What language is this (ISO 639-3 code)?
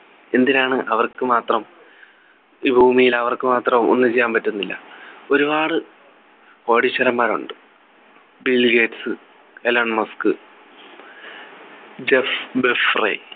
mal